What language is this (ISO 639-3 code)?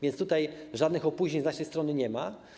pol